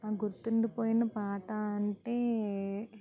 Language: Telugu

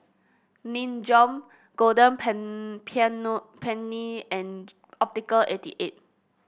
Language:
English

